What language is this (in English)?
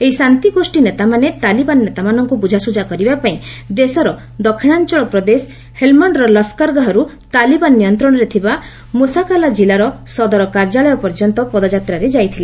Odia